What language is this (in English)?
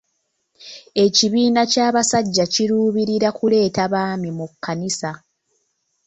Ganda